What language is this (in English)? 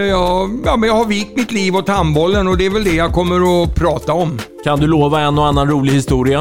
Swedish